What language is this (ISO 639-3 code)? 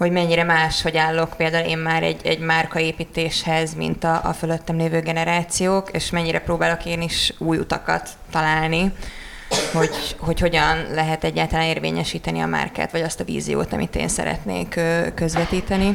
hun